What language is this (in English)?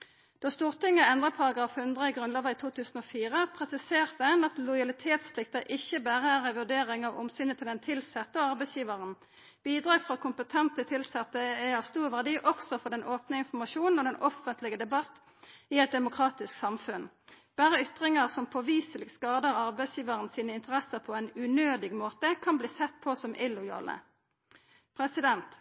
Norwegian Nynorsk